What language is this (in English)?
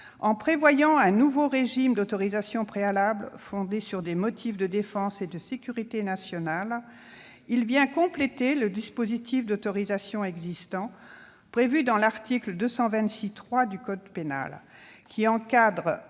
French